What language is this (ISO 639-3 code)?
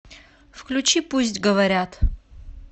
rus